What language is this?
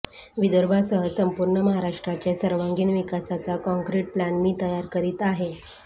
Marathi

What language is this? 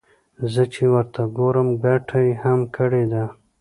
Pashto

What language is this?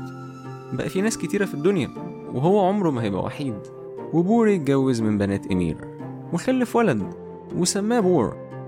Arabic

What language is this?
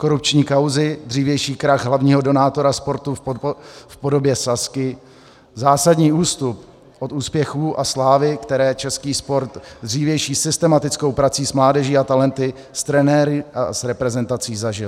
Czech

